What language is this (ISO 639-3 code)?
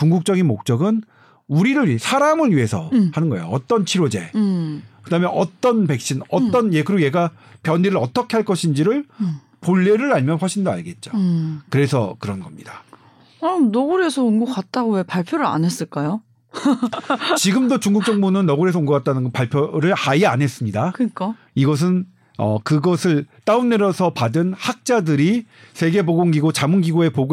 kor